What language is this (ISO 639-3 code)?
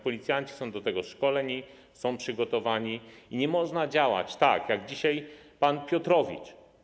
pol